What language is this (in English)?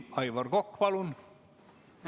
Estonian